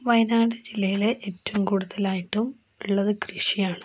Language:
Malayalam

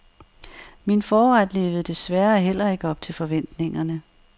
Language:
Danish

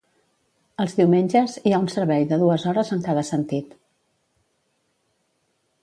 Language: Catalan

